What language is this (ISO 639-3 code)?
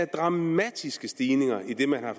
dan